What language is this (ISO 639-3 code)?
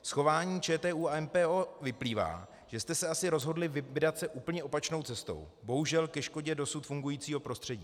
ces